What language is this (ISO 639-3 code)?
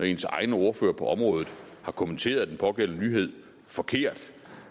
dan